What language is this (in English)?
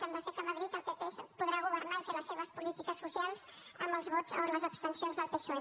Catalan